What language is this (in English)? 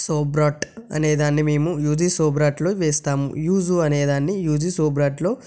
Telugu